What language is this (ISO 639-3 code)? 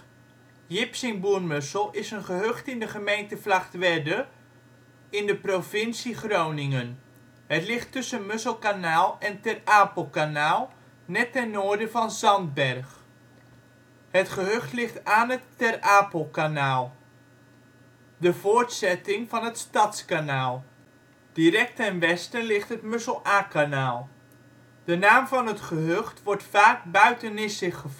nld